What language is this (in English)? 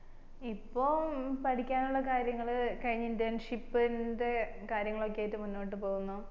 Malayalam